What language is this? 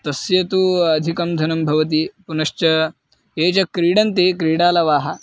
Sanskrit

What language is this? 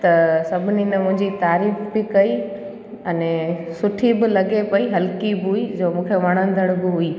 Sindhi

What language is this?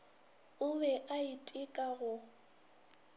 Northern Sotho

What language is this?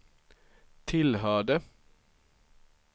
Swedish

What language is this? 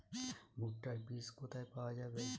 Bangla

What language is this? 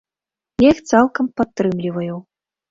Belarusian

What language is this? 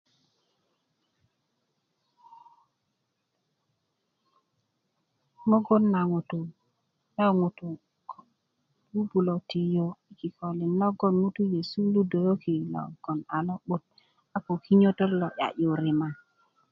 Kuku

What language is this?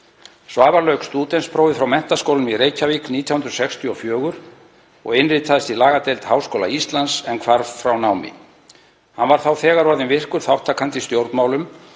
Icelandic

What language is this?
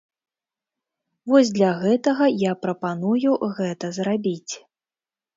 Belarusian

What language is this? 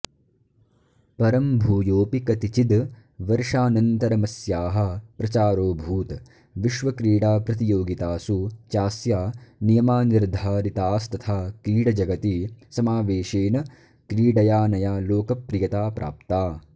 Sanskrit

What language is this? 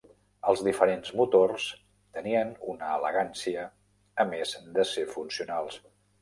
Catalan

